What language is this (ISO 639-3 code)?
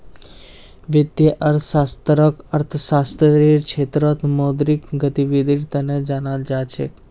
mag